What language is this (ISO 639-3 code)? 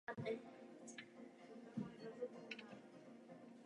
ces